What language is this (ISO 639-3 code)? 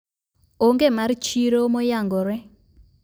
luo